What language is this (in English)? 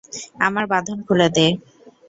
Bangla